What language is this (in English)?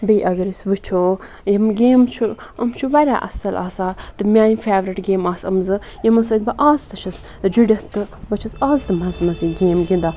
Kashmiri